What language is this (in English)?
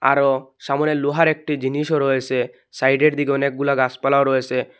Bangla